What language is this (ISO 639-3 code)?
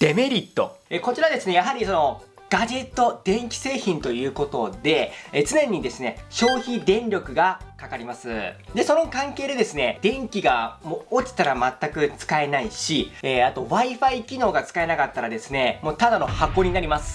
jpn